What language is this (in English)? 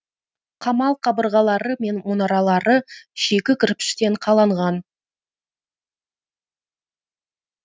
Kazakh